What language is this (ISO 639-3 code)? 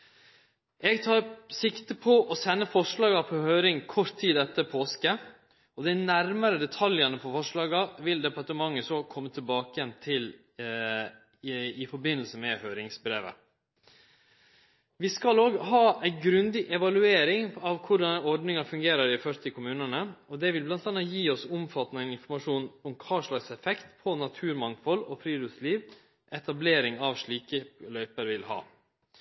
nno